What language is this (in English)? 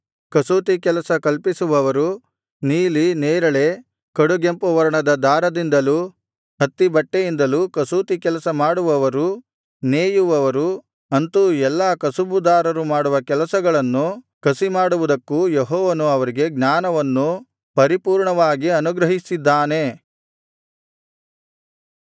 Kannada